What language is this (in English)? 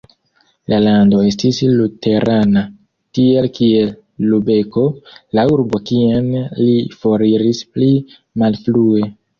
Esperanto